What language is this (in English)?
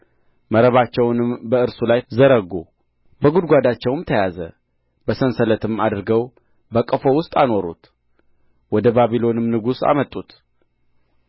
Amharic